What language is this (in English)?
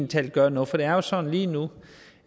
Danish